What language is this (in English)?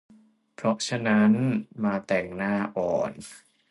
Thai